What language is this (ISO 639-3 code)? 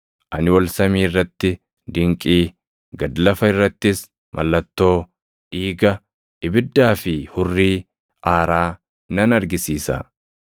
orm